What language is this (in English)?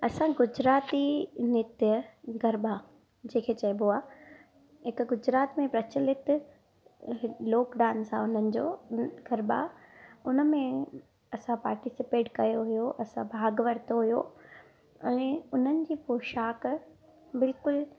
Sindhi